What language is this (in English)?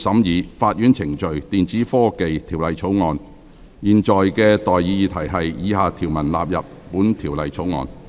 Cantonese